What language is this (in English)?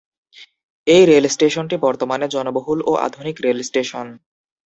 Bangla